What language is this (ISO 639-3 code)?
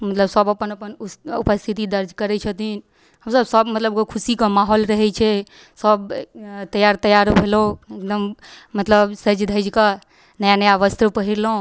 mai